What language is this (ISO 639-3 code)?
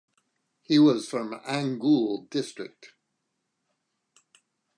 eng